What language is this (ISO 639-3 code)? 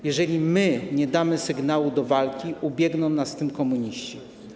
pol